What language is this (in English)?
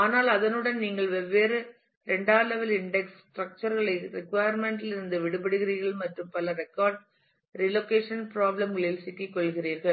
Tamil